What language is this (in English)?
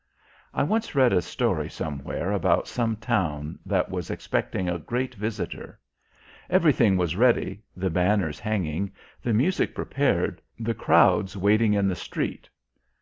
English